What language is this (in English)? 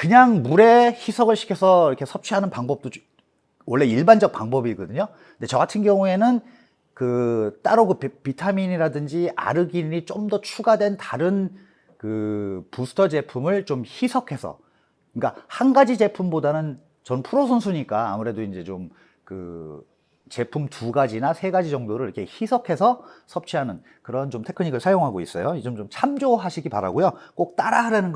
Korean